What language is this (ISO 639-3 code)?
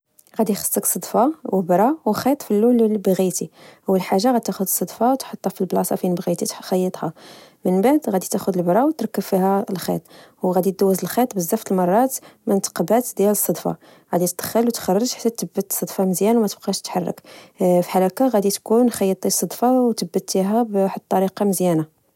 ary